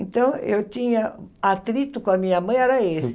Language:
Portuguese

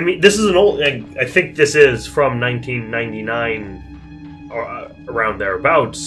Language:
English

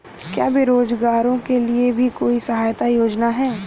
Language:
Hindi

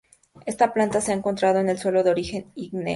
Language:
Spanish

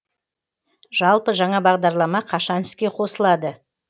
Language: Kazakh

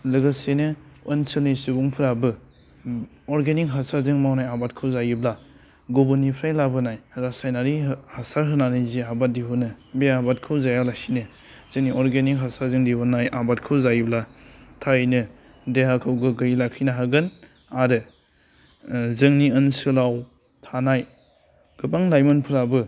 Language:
Bodo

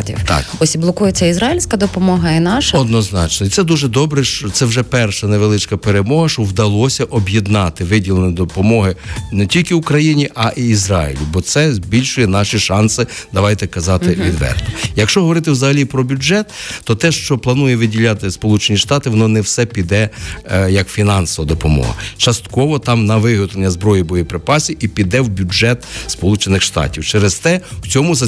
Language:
Ukrainian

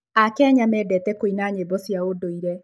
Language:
Kikuyu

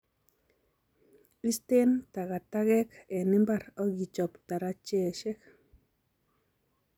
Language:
Kalenjin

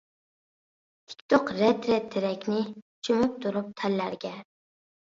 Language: Uyghur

